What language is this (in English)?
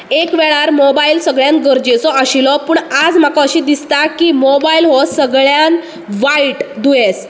Konkani